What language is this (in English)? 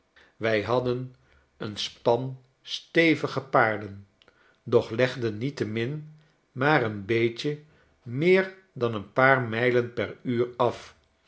Dutch